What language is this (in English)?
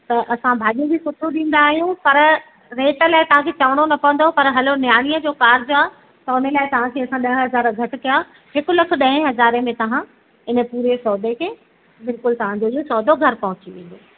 Sindhi